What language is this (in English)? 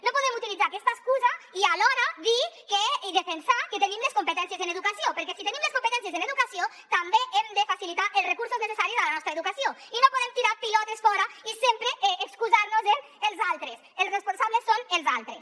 Catalan